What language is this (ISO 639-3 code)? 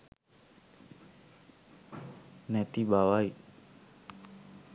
sin